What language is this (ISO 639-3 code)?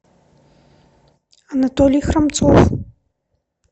rus